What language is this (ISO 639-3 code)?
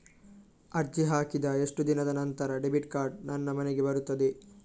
kan